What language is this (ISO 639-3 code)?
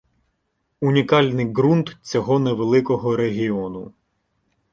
ukr